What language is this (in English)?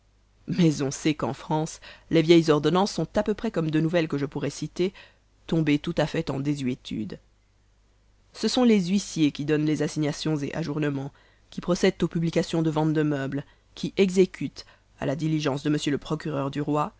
French